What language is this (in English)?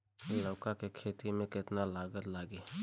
Bhojpuri